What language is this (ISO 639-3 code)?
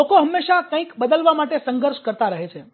guj